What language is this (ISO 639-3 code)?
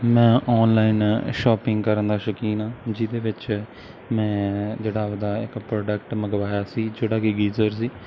pan